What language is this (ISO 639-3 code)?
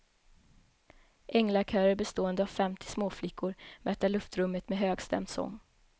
swe